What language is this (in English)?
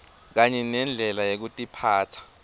Swati